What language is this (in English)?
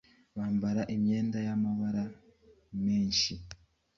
Kinyarwanda